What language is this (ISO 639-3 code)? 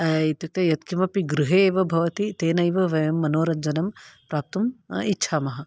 san